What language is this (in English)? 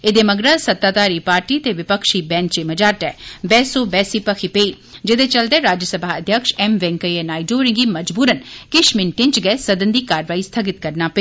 Dogri